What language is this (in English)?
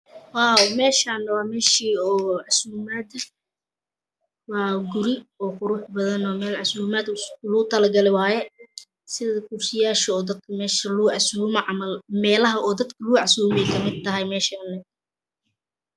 Somali